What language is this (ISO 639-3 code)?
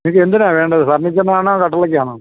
mal